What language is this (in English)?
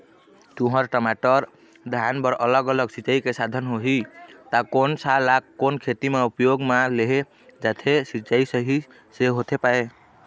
Chhattisgarhi